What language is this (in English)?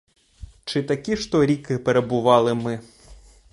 Ukrainian